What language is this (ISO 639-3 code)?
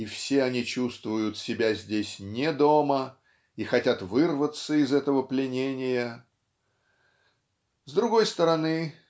rus